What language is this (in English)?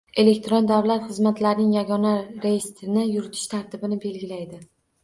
Uzbek